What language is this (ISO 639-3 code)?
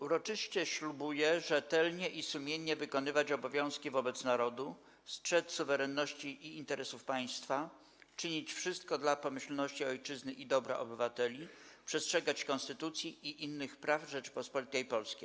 pol